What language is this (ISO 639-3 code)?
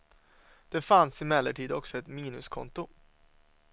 swe